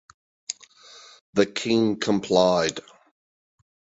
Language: English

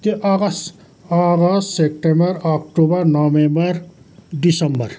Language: Nepali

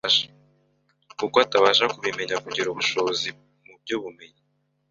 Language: Kinyarwanda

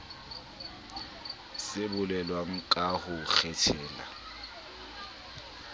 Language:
Southern Sotho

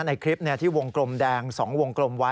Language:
Thai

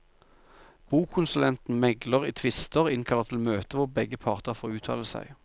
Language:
Norwegian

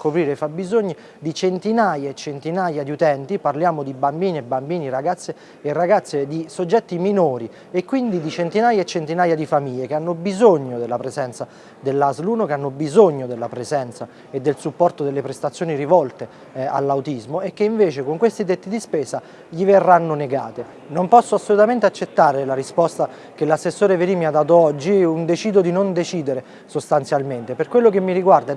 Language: Italian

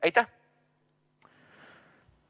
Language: Estonian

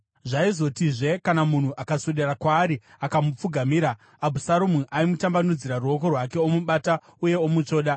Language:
Shona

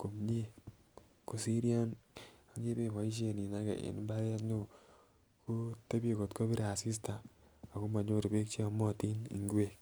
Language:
Kalenjin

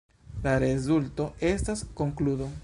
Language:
Esperanto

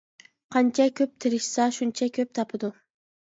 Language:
Uyghur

